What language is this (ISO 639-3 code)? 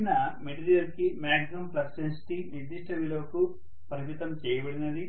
tel